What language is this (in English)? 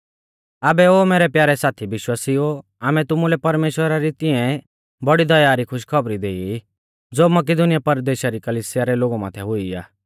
Mahasu Pahari